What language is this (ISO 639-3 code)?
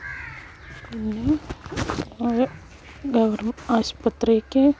mal